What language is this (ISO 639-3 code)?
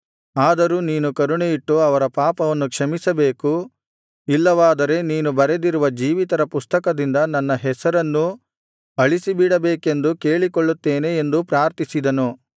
kan